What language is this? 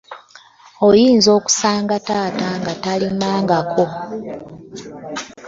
Ganda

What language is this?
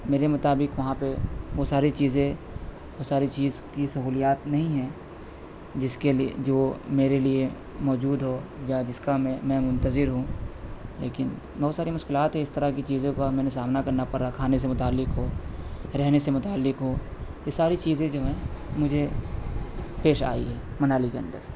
Urdu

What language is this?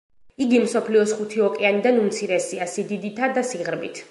Georgian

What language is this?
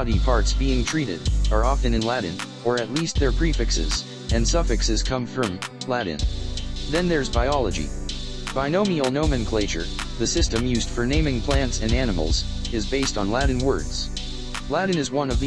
English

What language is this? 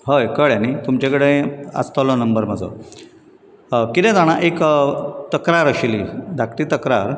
Konkani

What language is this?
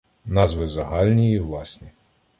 Ukrainian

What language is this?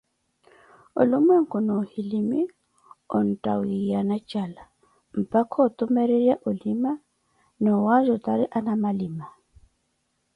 Koti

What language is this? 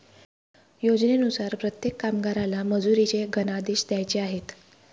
Marathi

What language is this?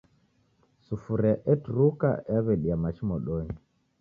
Taita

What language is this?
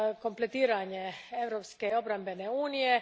Croatian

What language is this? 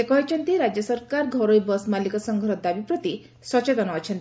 Odia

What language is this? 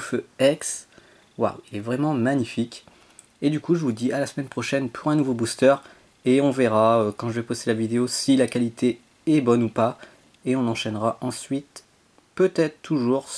French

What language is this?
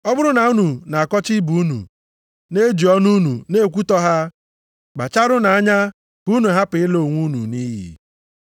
Igbo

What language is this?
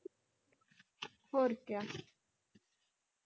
Punjabi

